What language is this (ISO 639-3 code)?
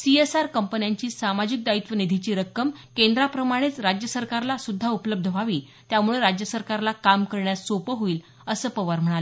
mar